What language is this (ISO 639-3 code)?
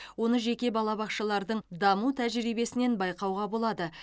kaz